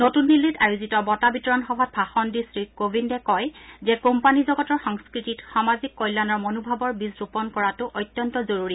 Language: Assamese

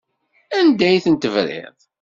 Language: Kabyle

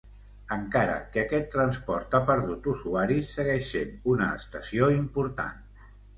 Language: Catalan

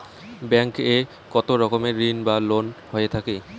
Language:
Bangla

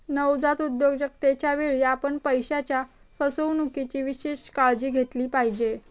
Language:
Marathi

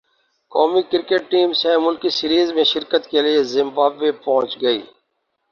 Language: Urdu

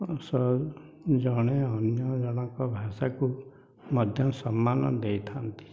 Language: Odia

